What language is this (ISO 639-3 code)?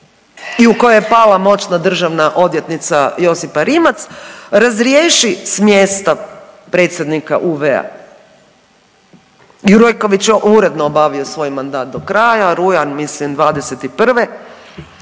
hrv